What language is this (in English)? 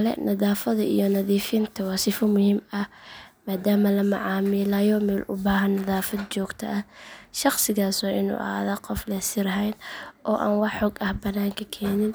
Somali